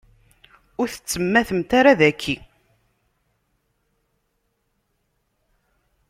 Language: Kabyle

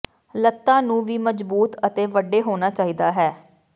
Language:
Punjabi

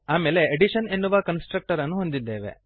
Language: Kannada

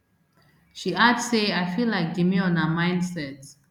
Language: Nigerian Pidgin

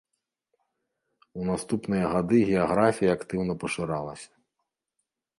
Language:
Belarusian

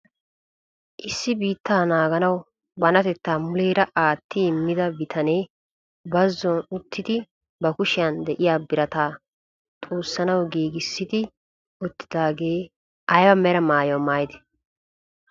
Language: Wolaytta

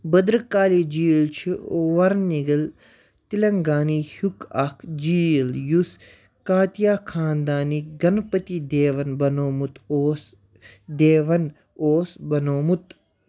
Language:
Kashmiri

